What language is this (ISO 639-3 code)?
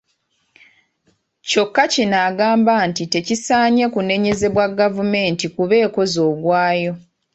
lug